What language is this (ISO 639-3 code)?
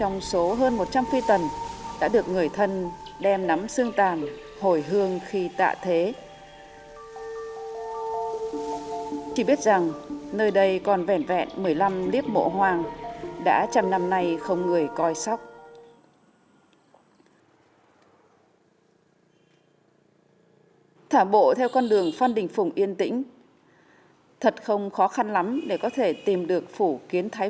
vie